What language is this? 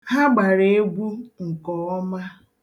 Igbo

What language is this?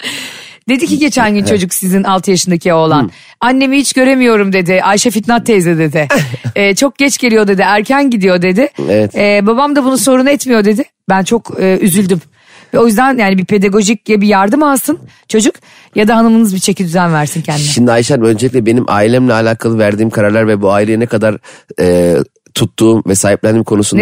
Turkish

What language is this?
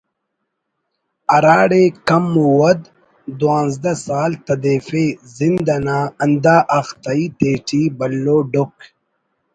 Brahui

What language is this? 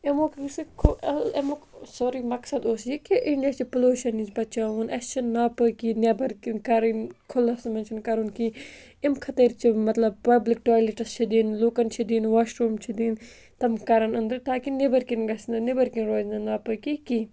Kashmiri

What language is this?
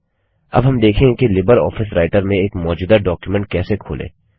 Hindi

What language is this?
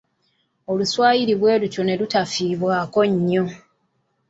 Ganda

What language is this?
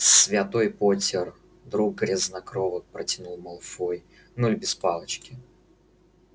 Russian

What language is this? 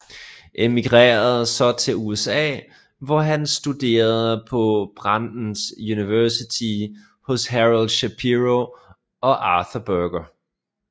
Danish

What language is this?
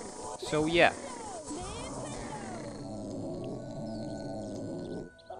English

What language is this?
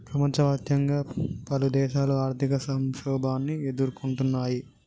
Telugu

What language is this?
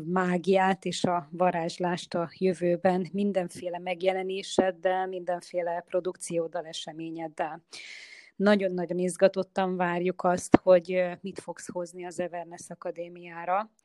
Hungarian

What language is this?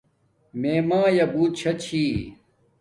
Domaaki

